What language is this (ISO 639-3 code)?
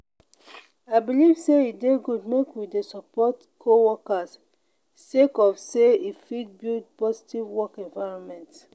pcm